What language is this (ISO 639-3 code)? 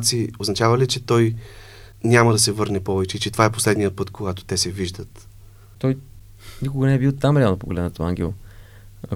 bul